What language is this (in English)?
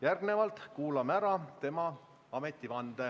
Estonian